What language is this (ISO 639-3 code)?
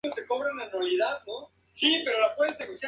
spa